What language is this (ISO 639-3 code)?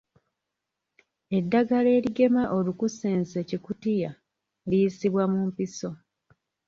lug